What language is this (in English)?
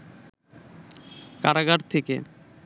Bangla